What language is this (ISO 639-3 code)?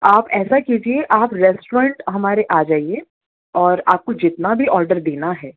urd